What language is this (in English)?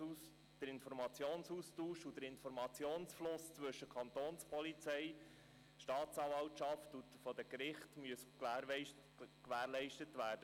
Swiss German